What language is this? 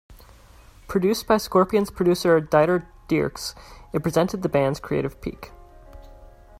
English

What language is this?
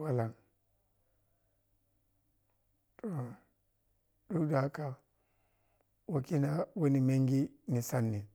Piya-Kwonci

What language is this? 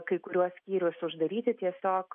Lithuanian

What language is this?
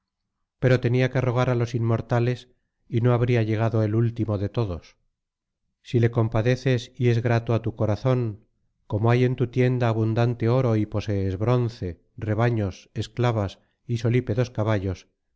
Spanish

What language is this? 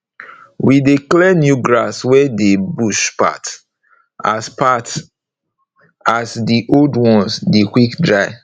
Nigerian Pidgin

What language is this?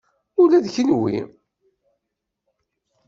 Kabyle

